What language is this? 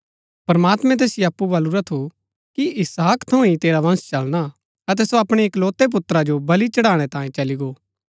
Gaddi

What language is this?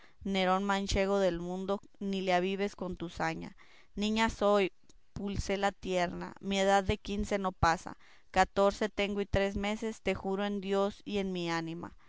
Spanish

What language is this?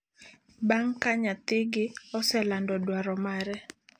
Luo (Kenya and Tanzania)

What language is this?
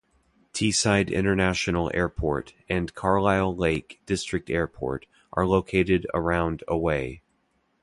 English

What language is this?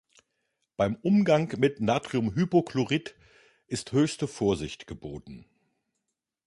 German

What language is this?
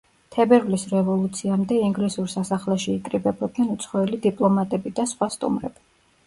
Georgian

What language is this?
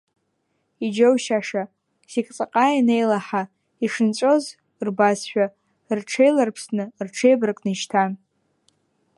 Abkhazian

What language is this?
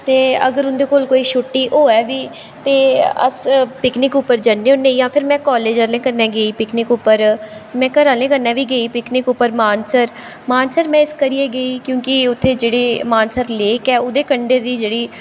Dogri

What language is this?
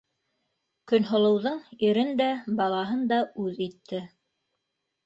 Bashkir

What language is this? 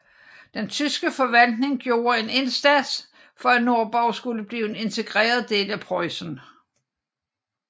Danish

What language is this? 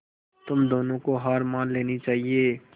Hindi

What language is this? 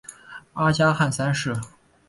Chinese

